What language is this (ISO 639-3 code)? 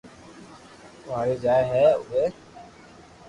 lrk